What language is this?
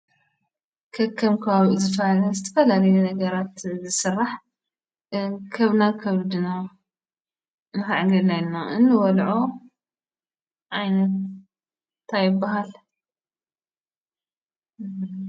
Tigrinya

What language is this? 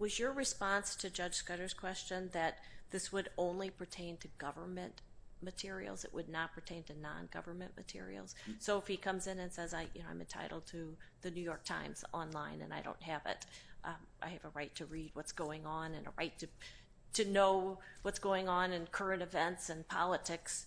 English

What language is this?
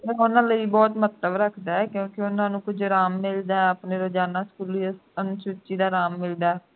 Punjabi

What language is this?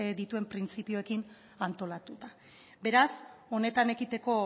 Basque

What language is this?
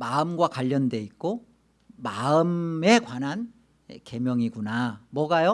Korean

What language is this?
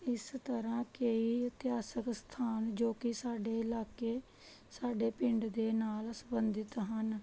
Punjabi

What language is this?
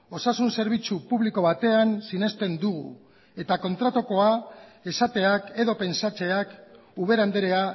Basque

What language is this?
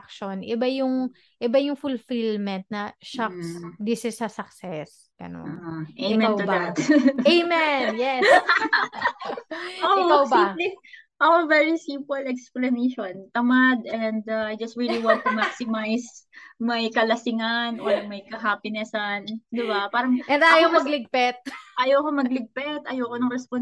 Filipino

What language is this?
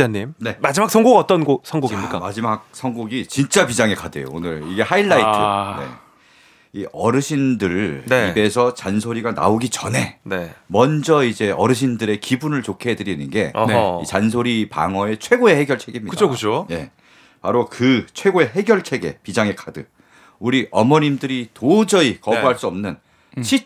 Korean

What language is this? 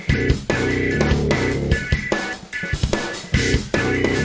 Thai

